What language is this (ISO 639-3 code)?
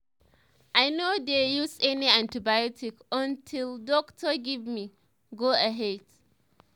pcm